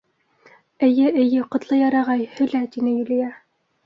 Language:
Bashkir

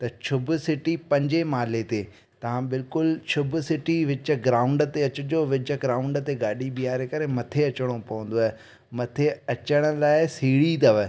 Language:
Sindhi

